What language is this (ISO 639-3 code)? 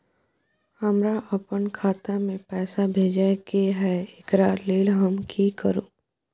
mai